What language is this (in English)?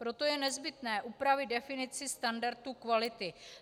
Czech